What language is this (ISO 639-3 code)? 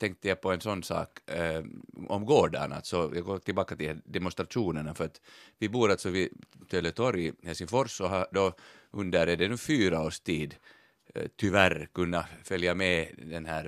swe